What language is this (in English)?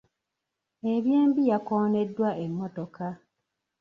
Ganda